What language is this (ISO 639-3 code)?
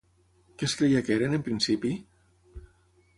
cat